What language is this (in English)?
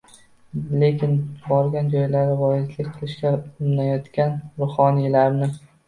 Uzbek